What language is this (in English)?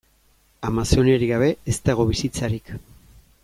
Basque